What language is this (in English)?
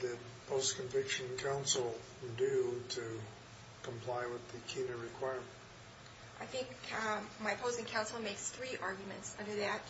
English